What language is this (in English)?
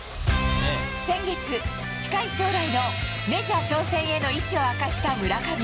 Japanese